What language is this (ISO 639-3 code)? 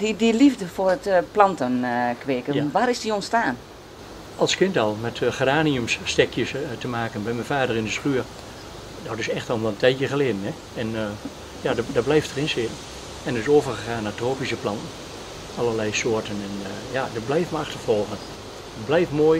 nld